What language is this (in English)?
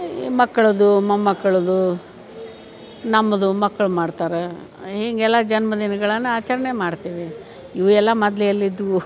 Kannada